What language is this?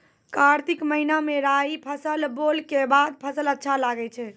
Maithili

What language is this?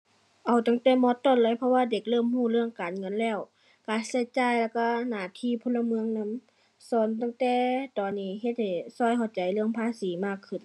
Thai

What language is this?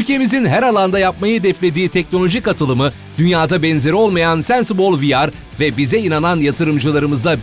Turkish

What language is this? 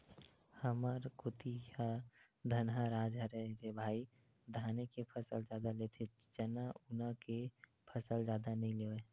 Chhattisgarhi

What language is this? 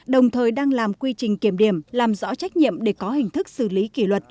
Vietnamese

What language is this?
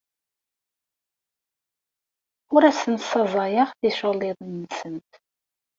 Kabyle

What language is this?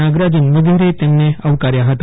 Gujarati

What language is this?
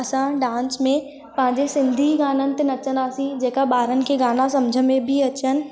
Sindhi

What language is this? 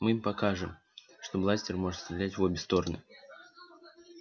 Russian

